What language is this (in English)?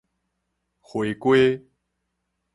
Min Nan Chinese